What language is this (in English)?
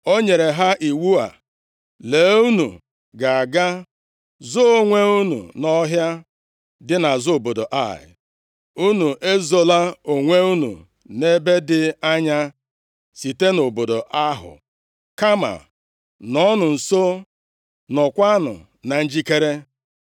Igbo